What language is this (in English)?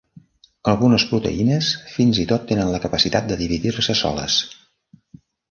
Catalan